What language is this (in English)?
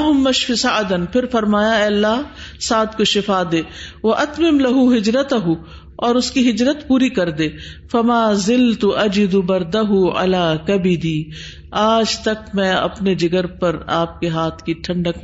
Urdu